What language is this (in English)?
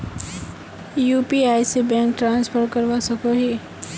Magahi